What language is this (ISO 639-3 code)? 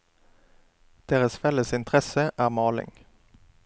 nor